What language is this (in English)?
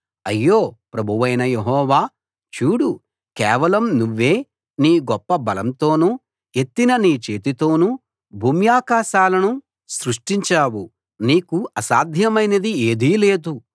Telugu